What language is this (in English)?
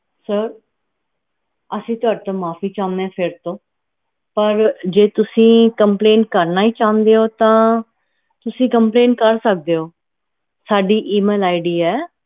Punjabi